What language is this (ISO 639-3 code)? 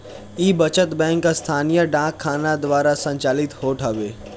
bho